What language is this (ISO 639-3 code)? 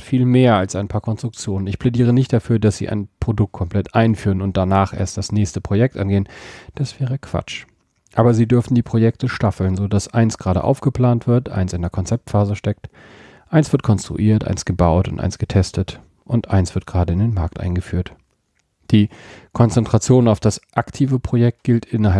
deu